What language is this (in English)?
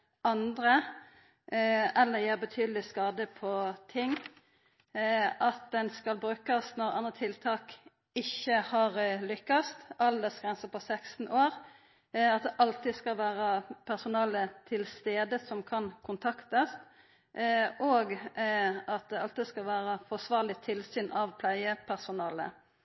Norwegian Nynorsk